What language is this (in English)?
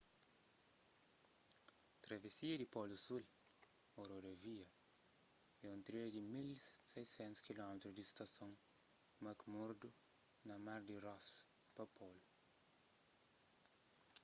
Kabuverdianu